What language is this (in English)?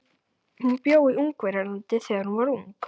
Icelandic